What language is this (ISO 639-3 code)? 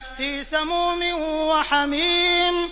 ara